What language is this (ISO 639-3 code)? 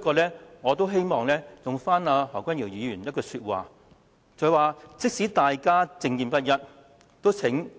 yue